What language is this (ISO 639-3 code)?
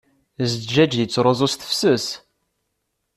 kab